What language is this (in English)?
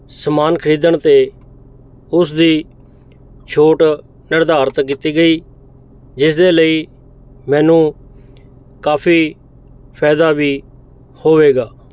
Punjabi